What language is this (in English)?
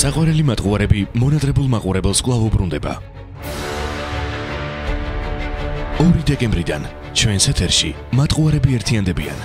Arabic